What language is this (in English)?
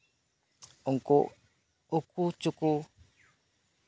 Santali